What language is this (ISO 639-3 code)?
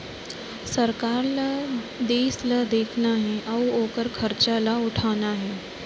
hne